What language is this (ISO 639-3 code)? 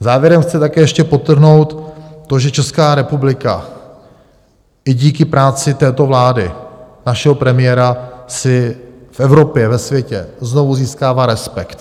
ces